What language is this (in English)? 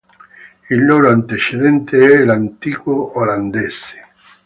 Italian